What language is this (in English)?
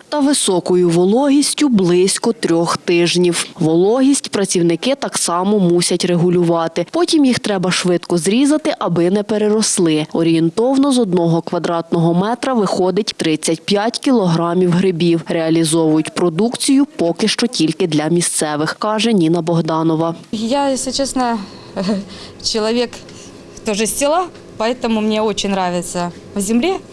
Ukrainian